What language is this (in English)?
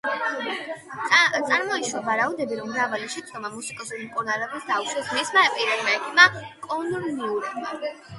Georgian